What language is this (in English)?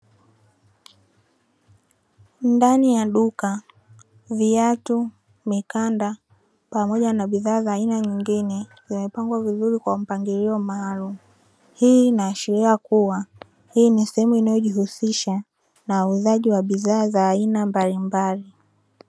Swahili